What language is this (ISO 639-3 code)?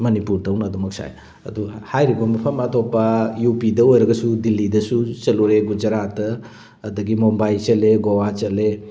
mni